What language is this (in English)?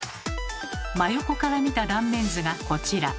Japanese